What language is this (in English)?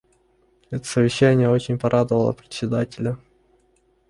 Russian